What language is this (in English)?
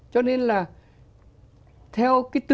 Vietnamese